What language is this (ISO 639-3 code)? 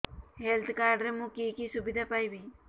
ori